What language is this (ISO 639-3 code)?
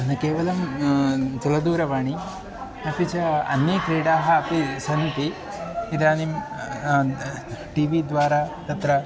san